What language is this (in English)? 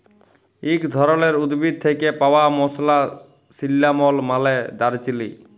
Bangla